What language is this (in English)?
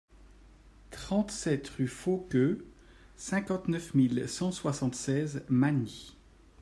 French